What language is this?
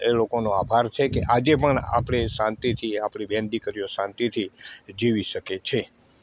Gujarati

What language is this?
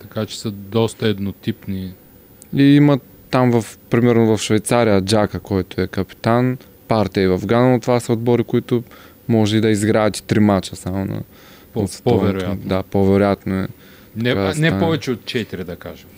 Bulgarian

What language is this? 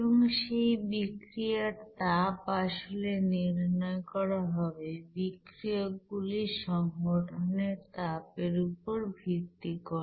Bangla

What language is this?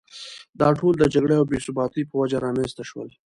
Pashto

